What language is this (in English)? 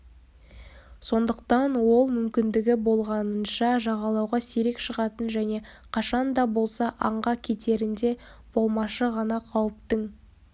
Kazakh